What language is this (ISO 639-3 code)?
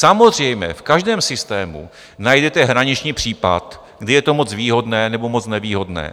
ces